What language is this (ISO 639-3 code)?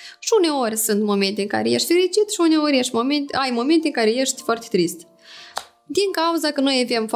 ron